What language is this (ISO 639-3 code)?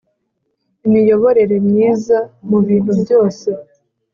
kin